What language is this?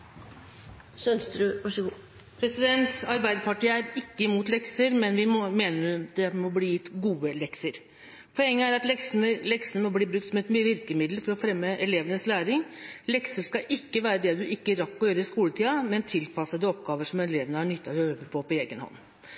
Norwegian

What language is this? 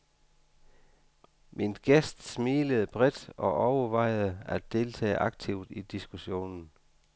Danish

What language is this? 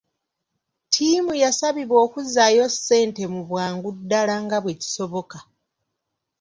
Ganda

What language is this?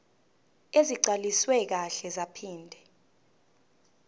Zulu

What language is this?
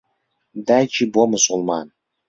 Central Kurdish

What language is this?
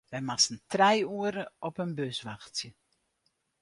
Western Frisian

